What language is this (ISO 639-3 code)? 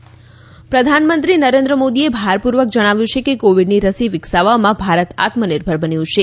guj